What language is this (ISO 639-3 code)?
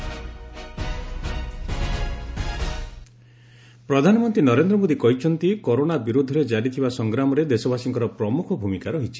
ori